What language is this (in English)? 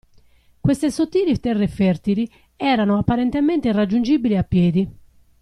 Italian